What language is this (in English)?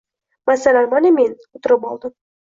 Uzbek